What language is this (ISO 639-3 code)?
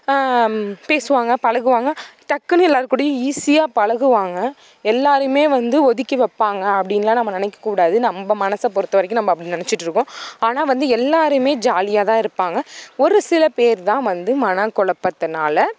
tam